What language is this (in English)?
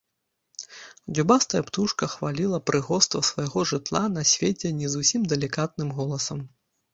Belarusian